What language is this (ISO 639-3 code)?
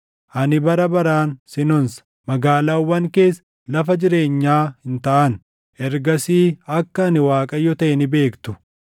orm